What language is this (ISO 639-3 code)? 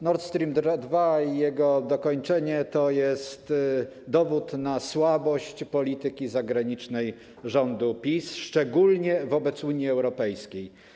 pol